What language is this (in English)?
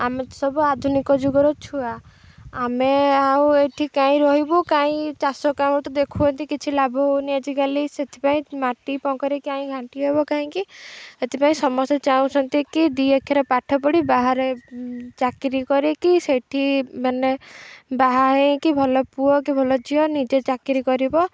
Odia